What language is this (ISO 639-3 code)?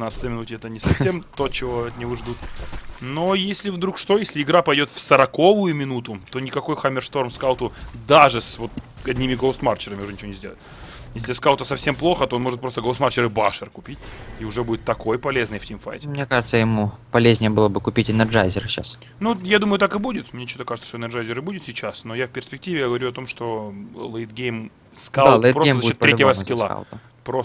rus